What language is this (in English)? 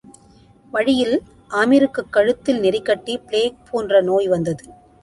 Tamil